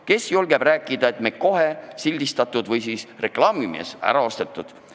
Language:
Estonian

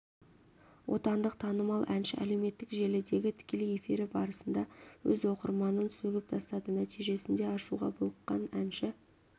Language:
Kazakh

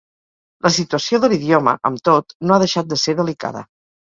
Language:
Catalan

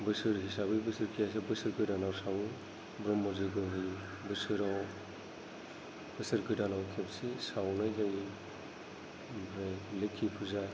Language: Bodo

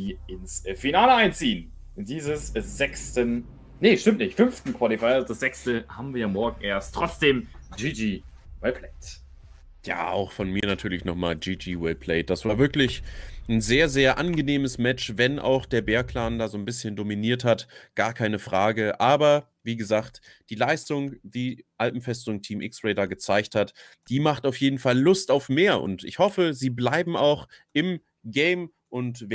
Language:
German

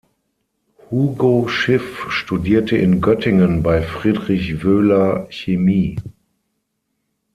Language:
German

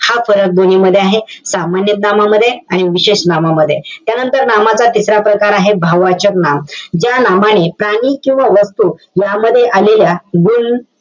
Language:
Marathi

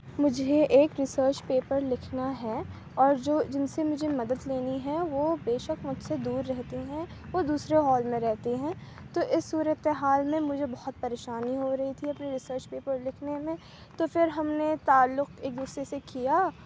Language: Urdu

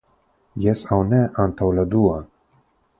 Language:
Esperanto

